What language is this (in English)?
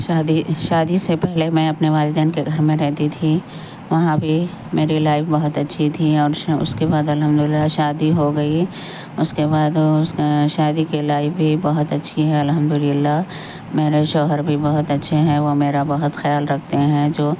Urdu